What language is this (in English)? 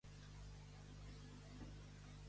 Catalan